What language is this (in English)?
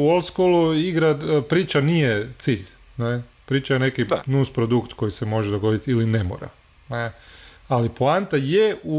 Croatian